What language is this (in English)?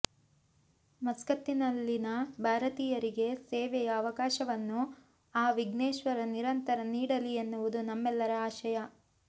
Kannada